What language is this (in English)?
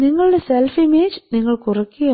Malayalam